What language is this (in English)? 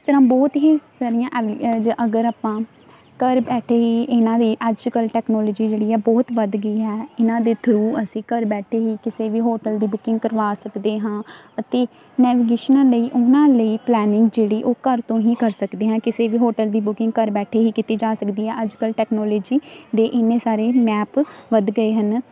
Punjabi